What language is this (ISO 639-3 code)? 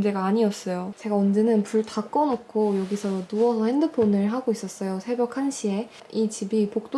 kor